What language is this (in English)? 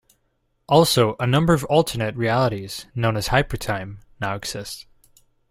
English